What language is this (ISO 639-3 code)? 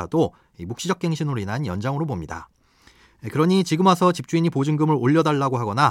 kor